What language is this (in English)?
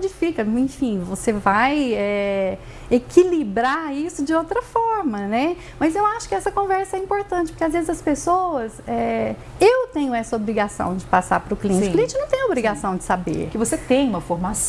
Portuguese